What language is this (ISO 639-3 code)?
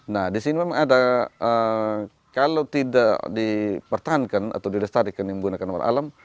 ind